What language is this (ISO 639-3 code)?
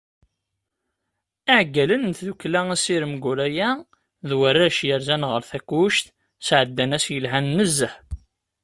kab